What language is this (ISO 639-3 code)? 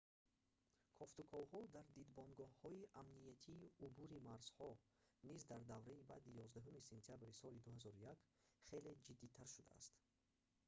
tgk